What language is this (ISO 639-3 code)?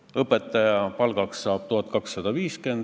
est